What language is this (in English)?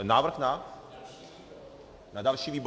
Czech